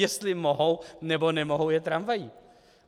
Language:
Czech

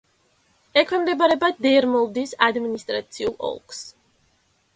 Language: Georgian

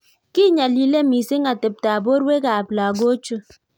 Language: Kalenjin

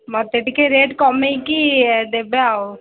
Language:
Odia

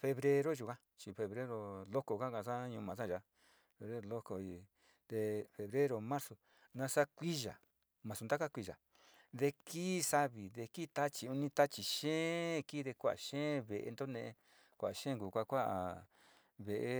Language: Sinicahua Mixtec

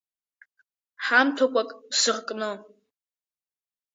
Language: Abkhazian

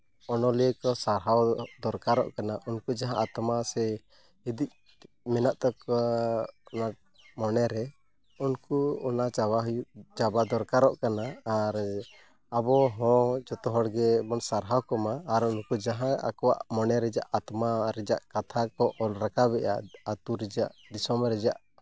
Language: Santali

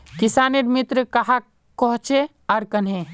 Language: Magahi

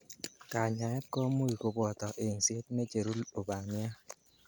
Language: Kalenjin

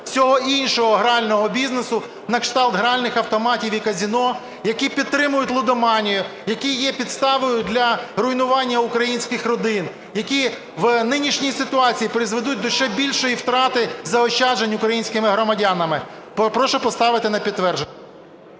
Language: Ukrainian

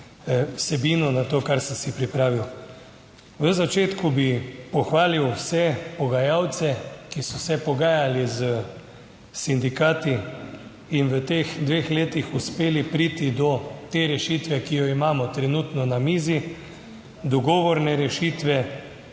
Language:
Slovenian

